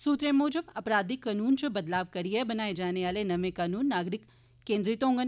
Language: Dogri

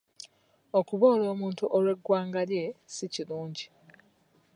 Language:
Ganda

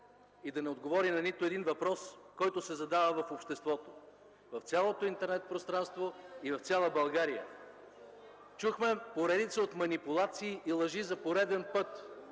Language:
Bulgarian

